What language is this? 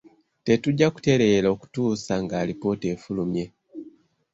Ganda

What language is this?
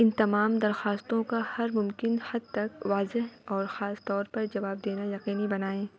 Urdu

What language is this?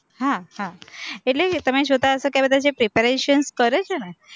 Gujarati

